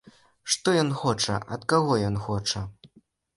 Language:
Belarusian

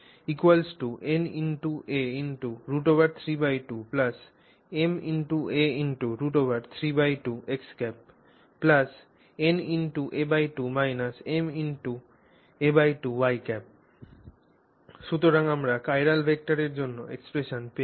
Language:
Bangla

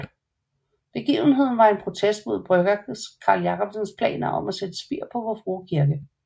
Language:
Danish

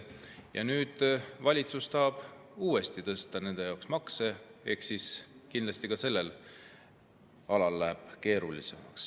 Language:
Estonian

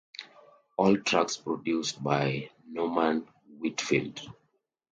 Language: English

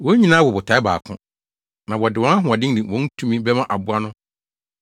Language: Akan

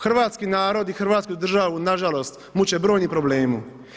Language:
Croatian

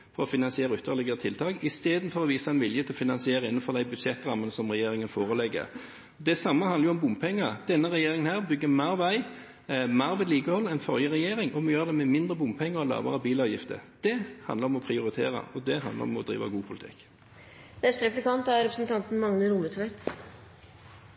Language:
Norwegian Bokmål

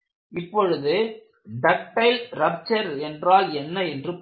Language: Tamil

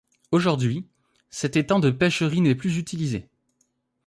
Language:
French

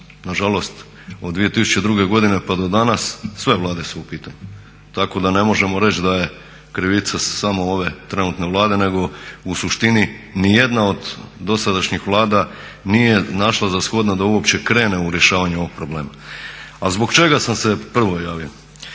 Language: Croatian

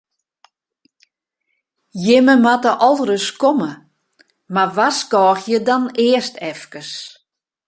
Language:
Western Frisian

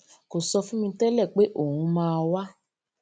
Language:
Yoruba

